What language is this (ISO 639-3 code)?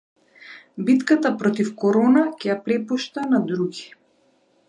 mkd